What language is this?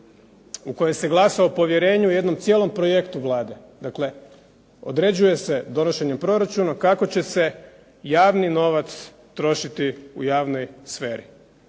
Croatian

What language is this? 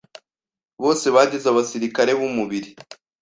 Kinyarwanda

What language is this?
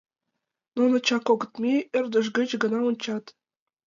Mari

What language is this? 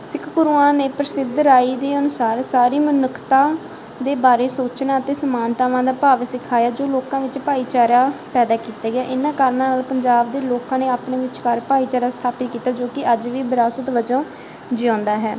Punjabi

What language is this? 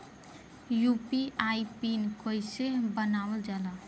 Bhojpuri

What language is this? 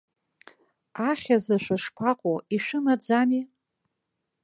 Abkhazian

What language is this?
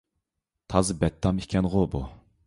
Uyghur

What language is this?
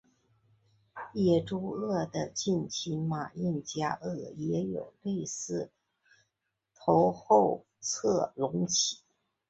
Chinese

